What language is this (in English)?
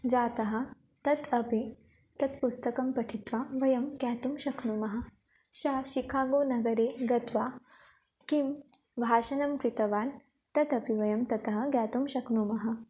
Sanskrit